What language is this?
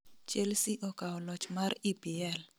Luo (Kenya and Tanzania)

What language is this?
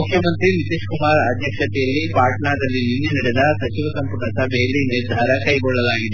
Kannada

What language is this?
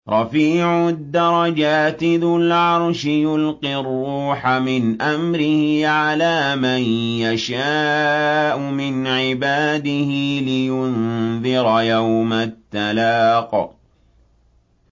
Arabic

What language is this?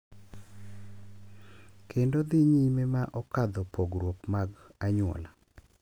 Luo (Kenya and Tanzania)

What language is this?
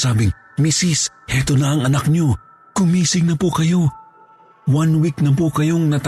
Filipino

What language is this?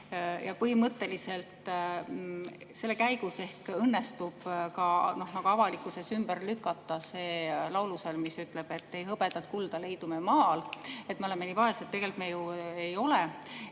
Estonian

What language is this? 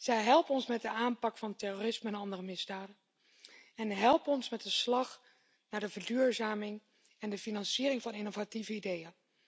Dutch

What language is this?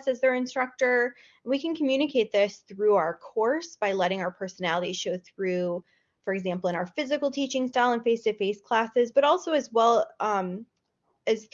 English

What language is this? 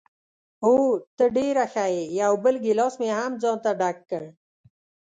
Pashto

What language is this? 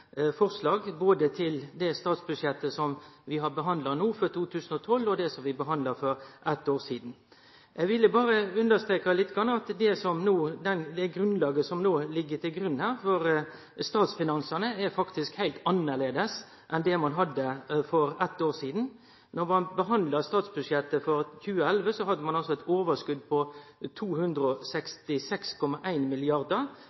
Norwegian Nynorsk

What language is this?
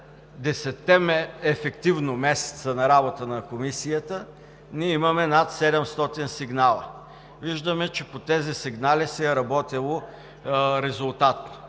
Bulgarian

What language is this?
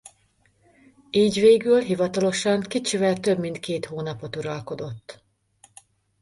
Hungarian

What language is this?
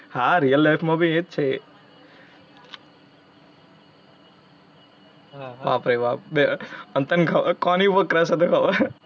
Gujarati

